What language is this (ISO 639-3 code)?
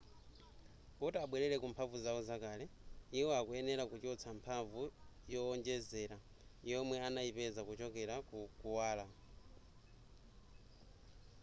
nya